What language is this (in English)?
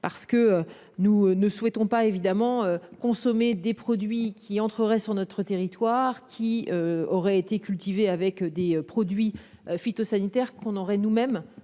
French